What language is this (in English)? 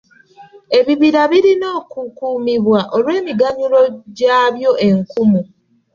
Ganda